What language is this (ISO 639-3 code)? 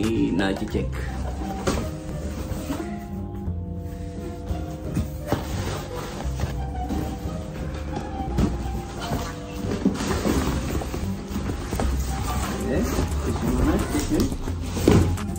fil